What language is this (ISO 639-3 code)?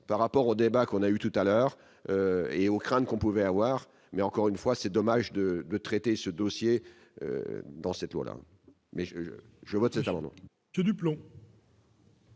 fra